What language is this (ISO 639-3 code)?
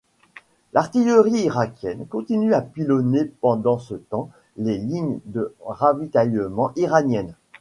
fra